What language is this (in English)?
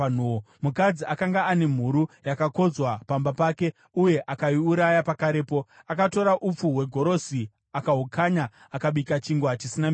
Shona